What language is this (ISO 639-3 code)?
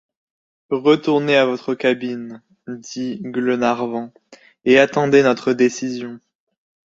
fra